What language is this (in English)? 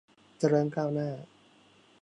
Thai